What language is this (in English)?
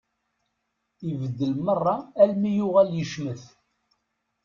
Kabyle